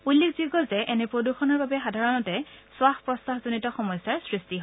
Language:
Assamese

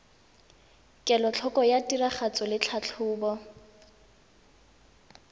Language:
Tswana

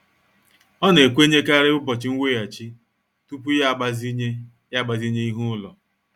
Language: Igbo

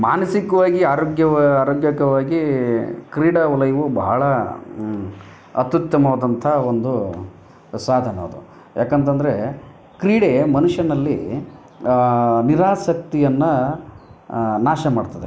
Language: Kannada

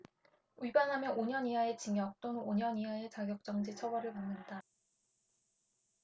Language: Korean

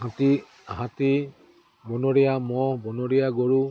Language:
Assamese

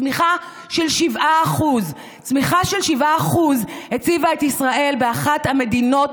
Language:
Hebrew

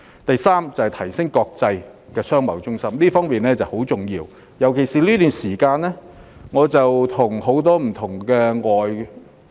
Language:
Cantonese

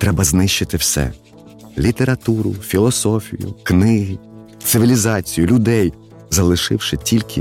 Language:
Ukrainian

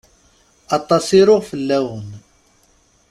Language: Kabyle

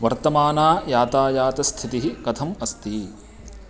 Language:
Sanskrit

